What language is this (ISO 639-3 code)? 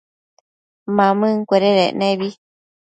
mcf